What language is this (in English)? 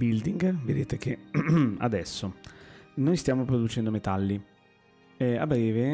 Italian